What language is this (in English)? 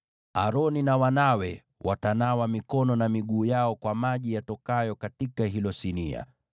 Swahili